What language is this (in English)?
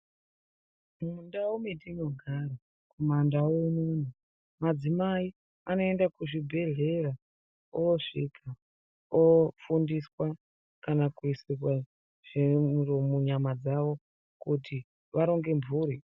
Ndau